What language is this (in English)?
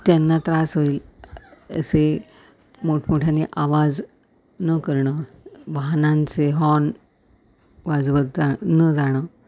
Marathi